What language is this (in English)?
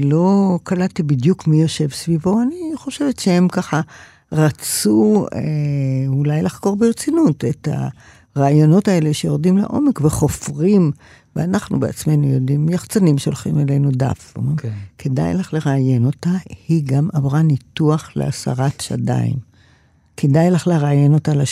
Hebrew